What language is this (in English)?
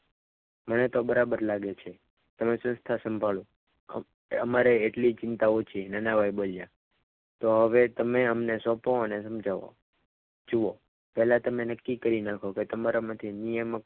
Gujarati